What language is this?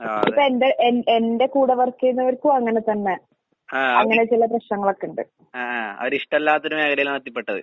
Malayalam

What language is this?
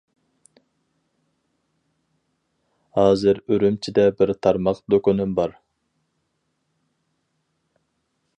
Uyghur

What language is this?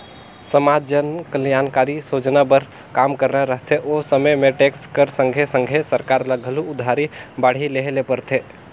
Chhattisgarhi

